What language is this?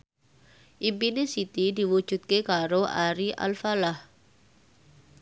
Javanese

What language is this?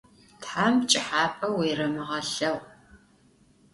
Adyghe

